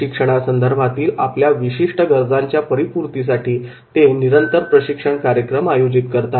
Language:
Marathi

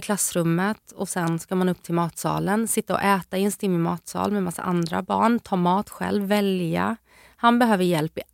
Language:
Swedish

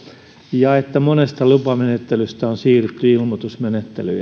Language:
Finnish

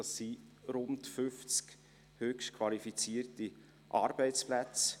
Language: Swiss German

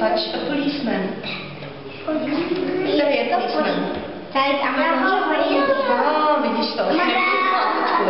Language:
Czech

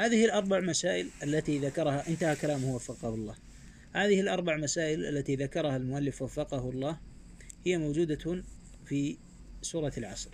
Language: Arabic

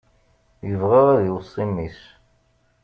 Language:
Kabyle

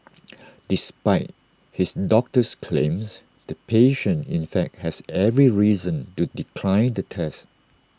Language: English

